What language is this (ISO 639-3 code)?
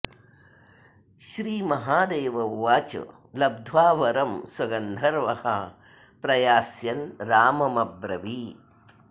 san